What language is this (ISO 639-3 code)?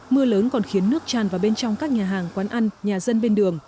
vie